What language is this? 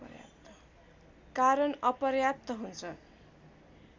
Nepali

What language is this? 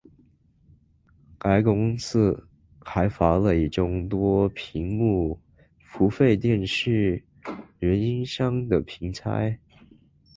Chinese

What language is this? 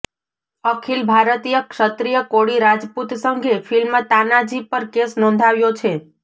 Gujarati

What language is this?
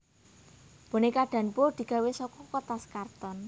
Javanese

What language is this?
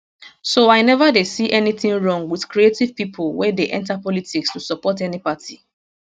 Nigerian Pidgin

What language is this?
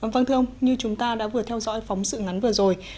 Vietnamese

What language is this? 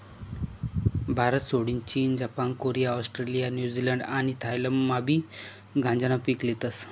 Marathi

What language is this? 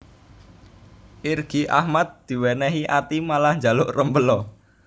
Javanese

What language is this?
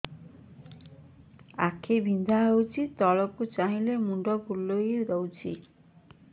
Odia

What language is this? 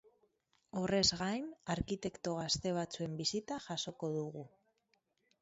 Basque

